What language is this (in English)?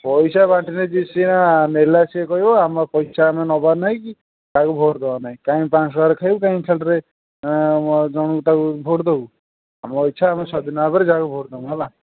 Odia